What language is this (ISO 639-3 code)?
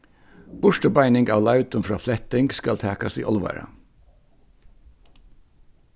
fao